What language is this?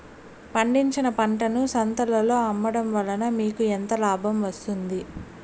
Telugu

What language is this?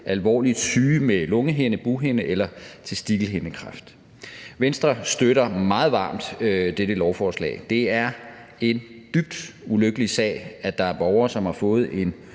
Danish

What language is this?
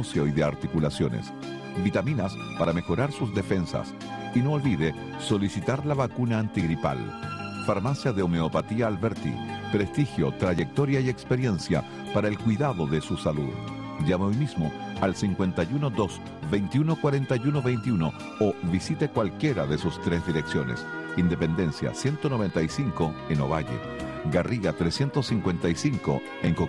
Spanish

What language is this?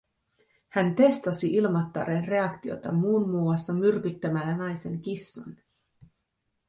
Finnish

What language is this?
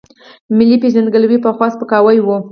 Pashto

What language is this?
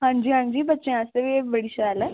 Dogri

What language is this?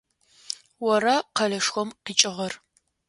Adyghe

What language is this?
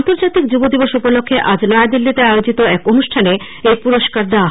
Bangla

